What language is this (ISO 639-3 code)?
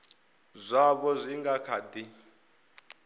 ven